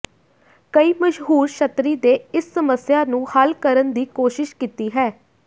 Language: Punjabi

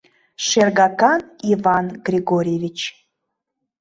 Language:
Mari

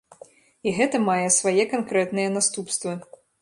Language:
Belarusian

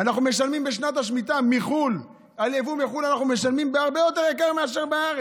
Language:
Hebrew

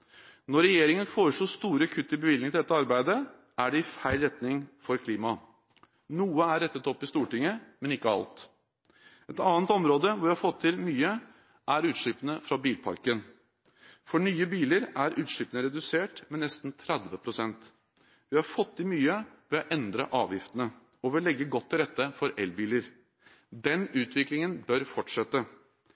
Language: Norwegian Bokmål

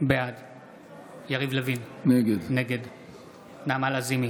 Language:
Hebrew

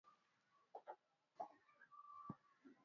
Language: Swahili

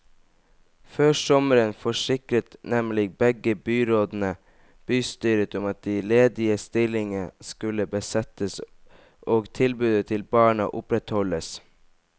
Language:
Norwegian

